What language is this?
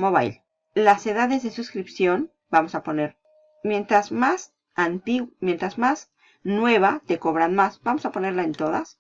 Spanish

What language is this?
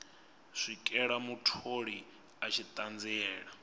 Venda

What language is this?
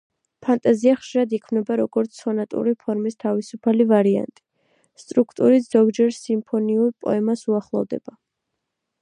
Georgian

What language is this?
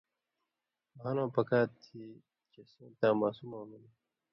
Indus Kohistani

